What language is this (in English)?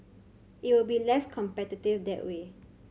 English